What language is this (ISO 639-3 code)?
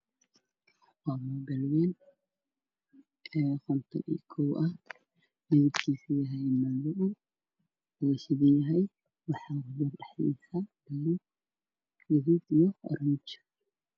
som